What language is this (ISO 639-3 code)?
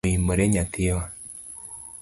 luo